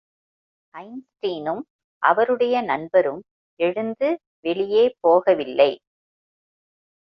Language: Tamil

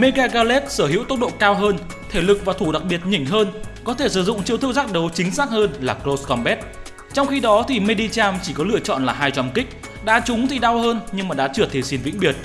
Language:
Vietnamese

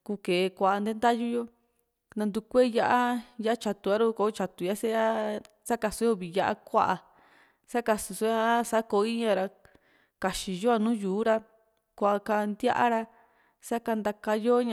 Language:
Juxtlahuaca Mixtec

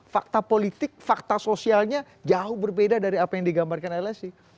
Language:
Indonesian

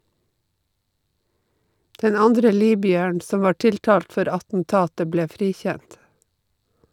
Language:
Norwegian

